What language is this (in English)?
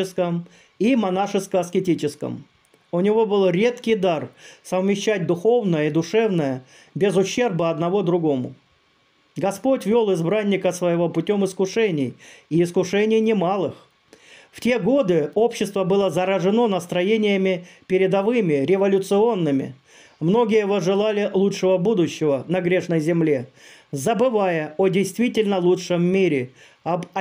Russian